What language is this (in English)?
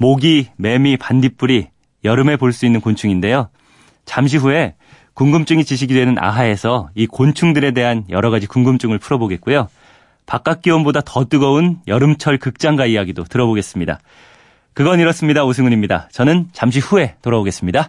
Korean